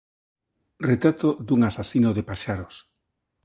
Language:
Galician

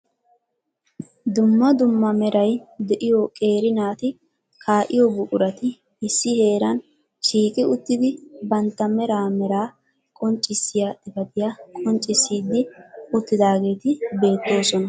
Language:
Wolaytta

